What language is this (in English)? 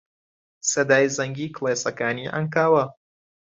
Central Kurdish